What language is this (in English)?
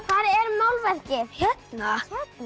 Icelandic